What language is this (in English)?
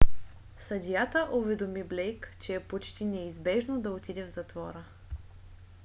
Bulgarian